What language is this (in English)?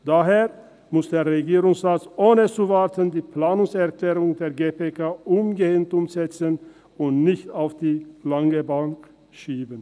Swiss German